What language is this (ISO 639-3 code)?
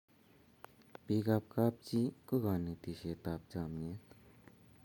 kln